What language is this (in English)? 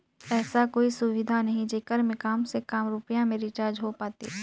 Chhattisgarhi